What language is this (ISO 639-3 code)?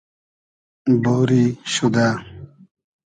haz